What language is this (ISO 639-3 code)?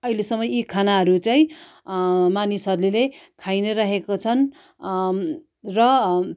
nep